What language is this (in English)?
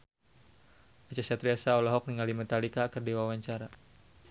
Sundanese